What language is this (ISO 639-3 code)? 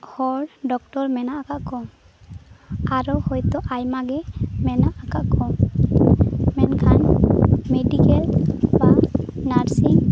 sat